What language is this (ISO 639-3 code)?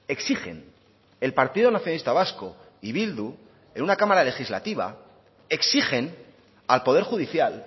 spa